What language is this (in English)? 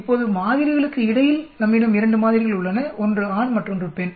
Tamil